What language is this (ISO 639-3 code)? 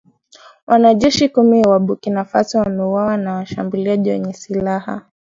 swa